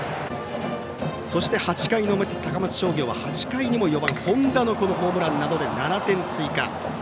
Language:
Japanese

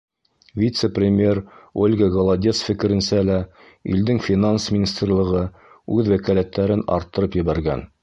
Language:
Bashkir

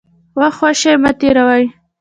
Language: Pashto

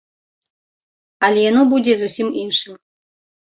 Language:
Belarusian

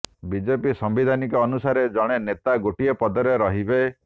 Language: Odia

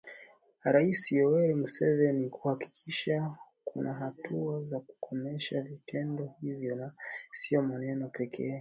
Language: Swahili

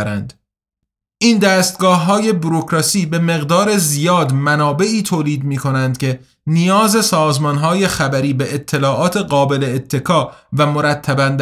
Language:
Persian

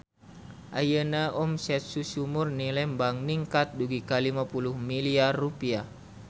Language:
Sundanese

